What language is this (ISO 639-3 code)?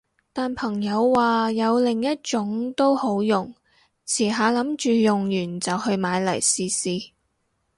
yue